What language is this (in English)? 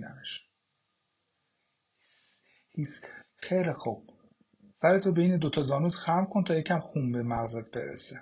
Persian